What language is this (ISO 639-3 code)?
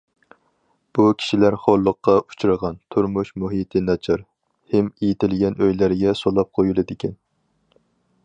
uig